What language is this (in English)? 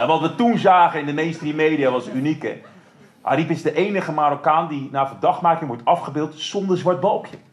Dutch